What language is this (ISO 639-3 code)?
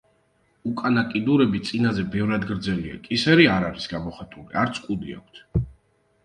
kat